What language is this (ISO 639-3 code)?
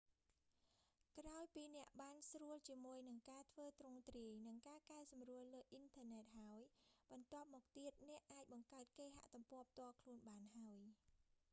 khm